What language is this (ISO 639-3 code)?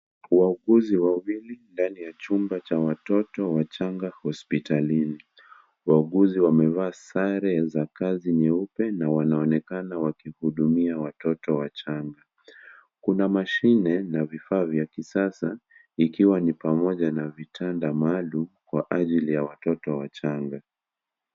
swa